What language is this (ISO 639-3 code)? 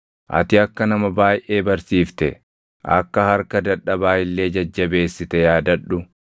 orm